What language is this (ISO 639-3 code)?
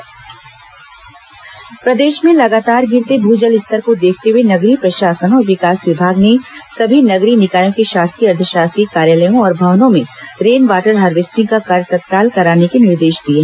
hin